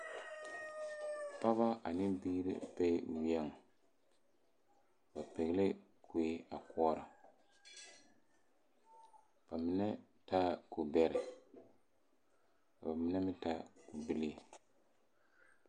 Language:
Southern Dagaare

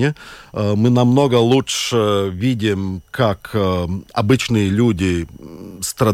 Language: Russian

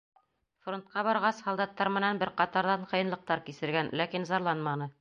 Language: Bashkir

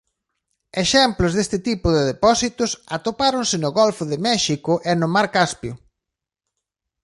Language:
Galician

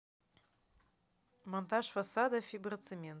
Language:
Russian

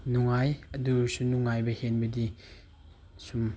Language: Manipuri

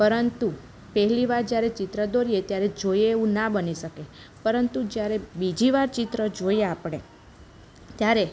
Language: Gujarati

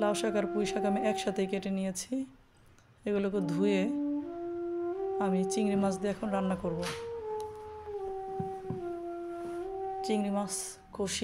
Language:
Arabic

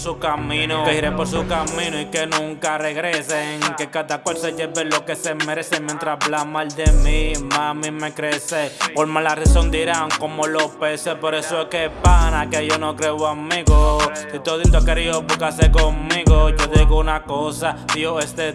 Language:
Italian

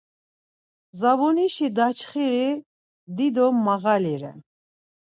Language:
Laz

